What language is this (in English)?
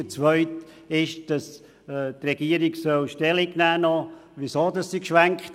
Swiss German